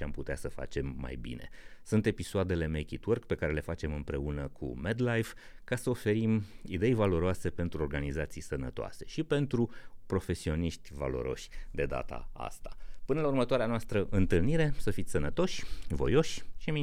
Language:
Romanian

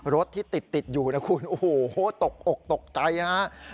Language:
Thai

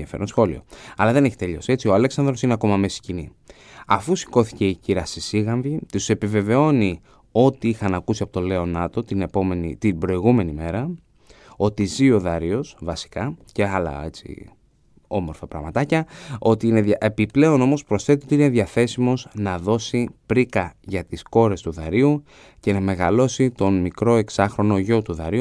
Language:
Greek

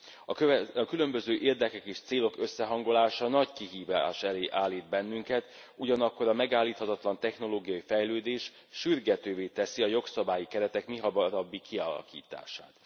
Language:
Hungarian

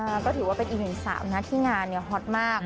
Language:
Thai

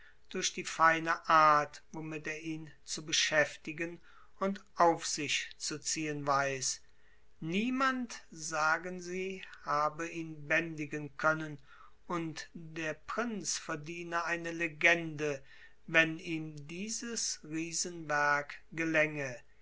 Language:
German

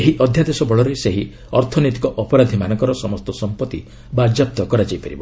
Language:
Odia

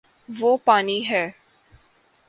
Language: Urdu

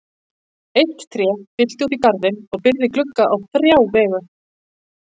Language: Icelandic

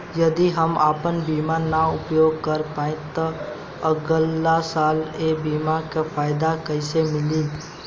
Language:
Bhojpuri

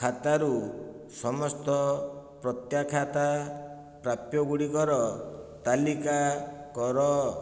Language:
Odia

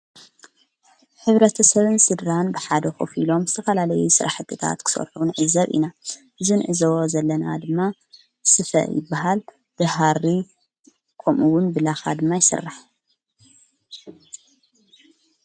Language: Tigrinya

